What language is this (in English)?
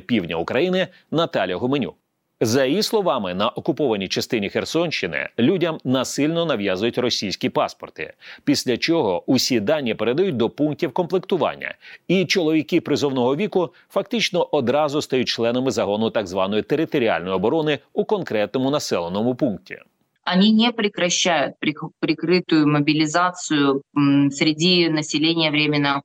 Ukrainian